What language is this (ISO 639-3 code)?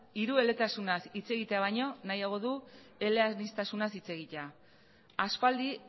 eus